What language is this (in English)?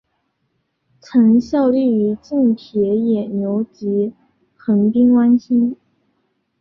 Chinese